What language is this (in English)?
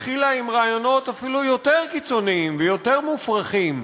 Hebrew